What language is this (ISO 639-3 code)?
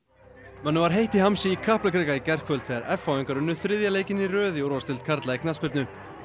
isl